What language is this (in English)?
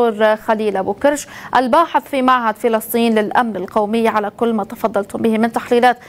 Arabic